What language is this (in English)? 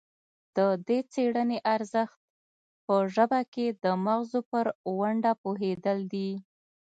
Pashto